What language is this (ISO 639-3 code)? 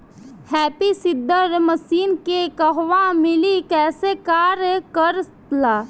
bho